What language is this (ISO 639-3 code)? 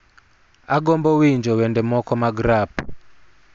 luo